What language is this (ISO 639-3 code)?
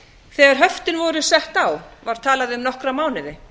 isl